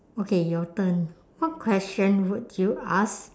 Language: English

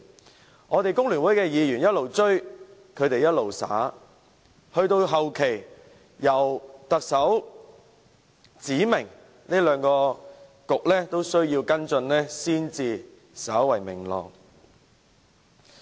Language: Cantonese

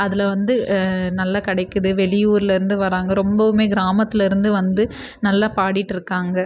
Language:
Tamil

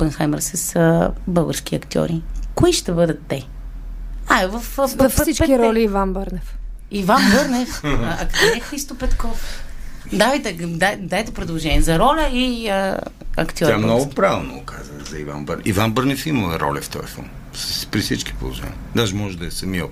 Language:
Bulgarian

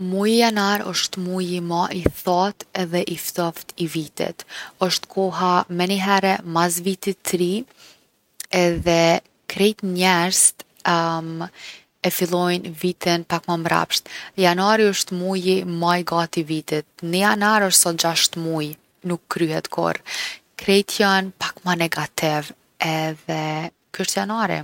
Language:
Gheg Albanian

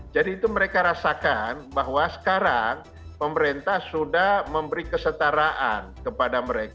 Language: Indonesian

